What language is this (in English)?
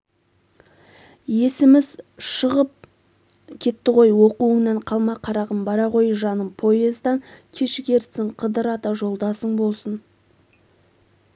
Kazakh